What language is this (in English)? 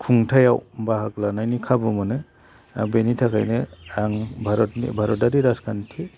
Bodo